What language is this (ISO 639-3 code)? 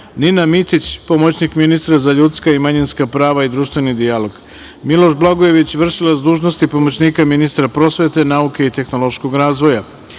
srp